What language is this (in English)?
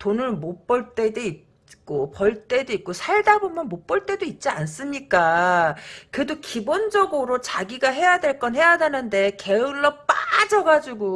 Korean